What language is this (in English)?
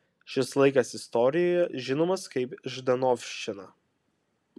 Lithuanian